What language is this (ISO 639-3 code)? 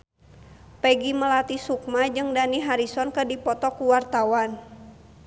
sun